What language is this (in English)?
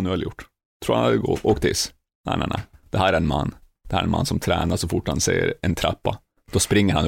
Swedish